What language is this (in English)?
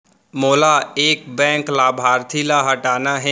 Chhattisgarhi